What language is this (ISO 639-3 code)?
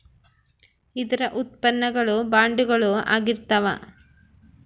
kan